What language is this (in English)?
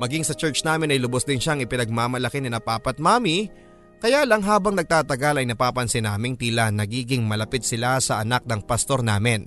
Filipino